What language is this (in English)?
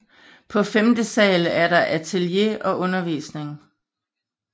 Danish